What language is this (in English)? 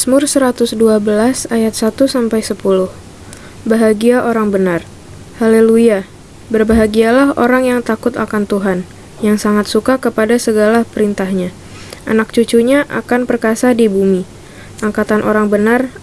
Indonesian